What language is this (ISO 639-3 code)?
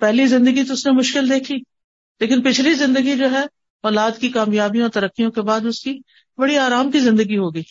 urd